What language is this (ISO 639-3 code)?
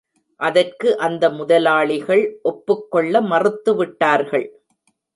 tam